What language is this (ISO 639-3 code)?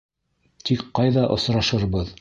bak